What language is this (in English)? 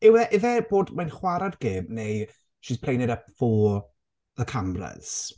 Welsh